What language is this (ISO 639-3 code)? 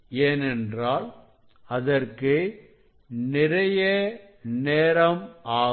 tam